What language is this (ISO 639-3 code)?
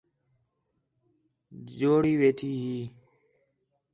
xhe